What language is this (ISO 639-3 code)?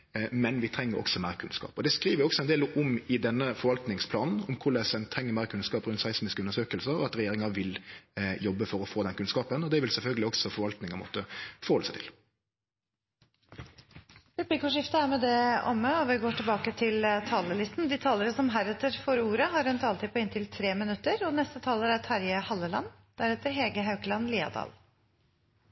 nor